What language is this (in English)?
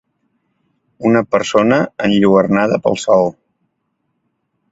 Catalan